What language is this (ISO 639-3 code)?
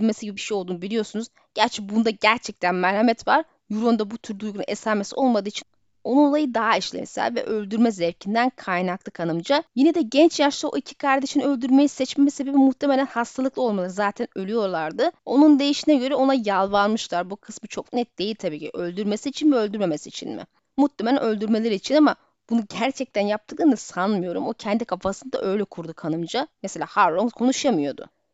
tur